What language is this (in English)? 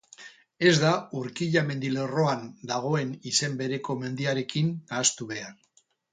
Basque